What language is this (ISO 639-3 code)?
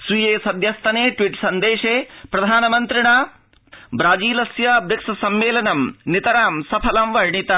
san